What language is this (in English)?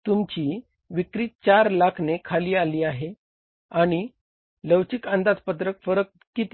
Marathi